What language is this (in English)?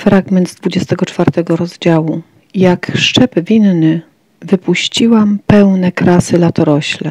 Polish